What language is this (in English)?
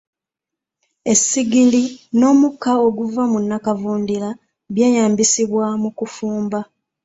Ganda